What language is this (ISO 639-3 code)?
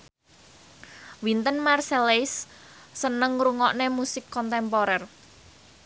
jav